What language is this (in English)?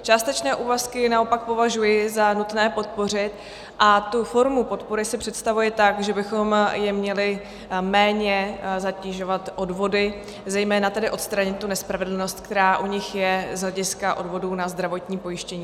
Czech